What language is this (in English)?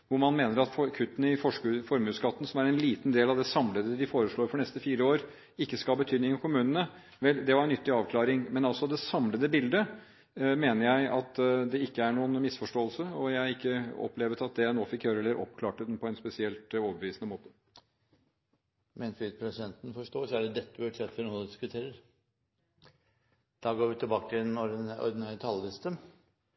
Norwegian